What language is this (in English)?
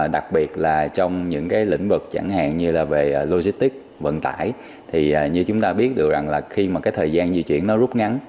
Vietnamese